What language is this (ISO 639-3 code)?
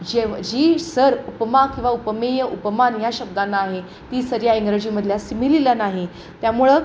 mar